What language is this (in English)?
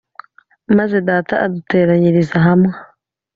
Kinyarwanda